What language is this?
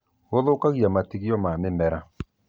Kikuyu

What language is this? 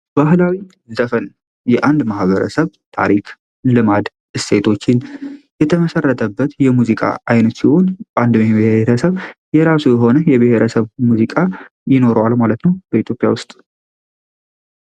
Amharic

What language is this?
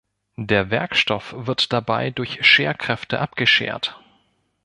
German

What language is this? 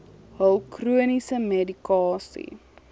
Afrikaans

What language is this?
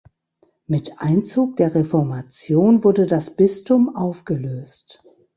German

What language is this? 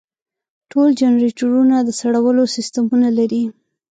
Pashto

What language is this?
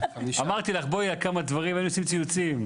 Hebrew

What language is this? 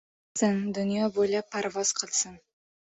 Uzbek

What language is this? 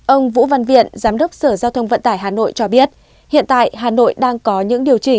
Vietnamese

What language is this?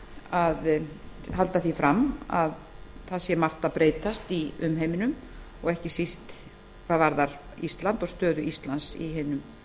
Icelandic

